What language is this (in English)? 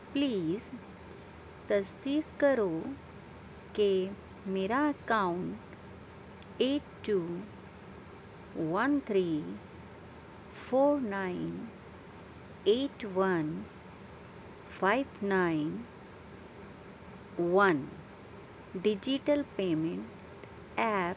Urdu